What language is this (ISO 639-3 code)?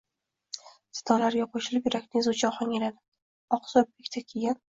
uzb